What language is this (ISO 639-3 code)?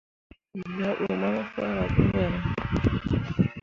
mua